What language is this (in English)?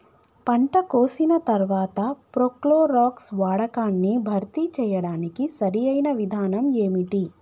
Telugu